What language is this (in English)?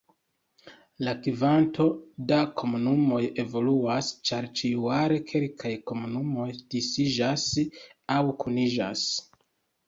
Esperanto